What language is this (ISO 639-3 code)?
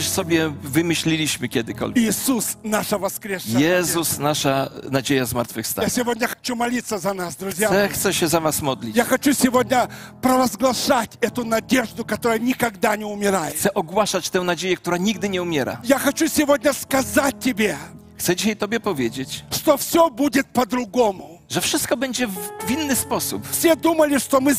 pol